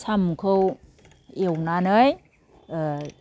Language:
Bodo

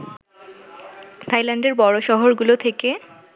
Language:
Bangla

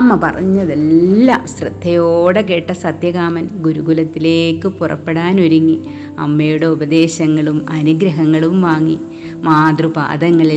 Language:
Malayalam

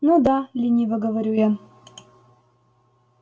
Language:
Russian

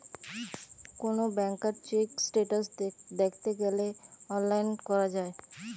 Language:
Bangla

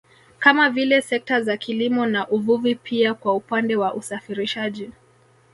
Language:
Swahili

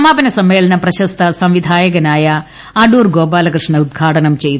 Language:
Malayalam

